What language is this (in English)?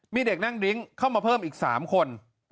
Thai